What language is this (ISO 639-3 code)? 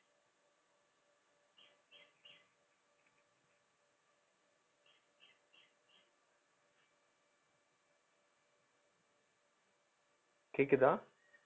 tam